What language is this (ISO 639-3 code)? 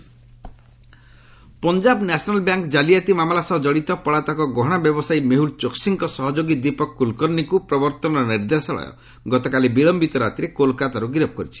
ori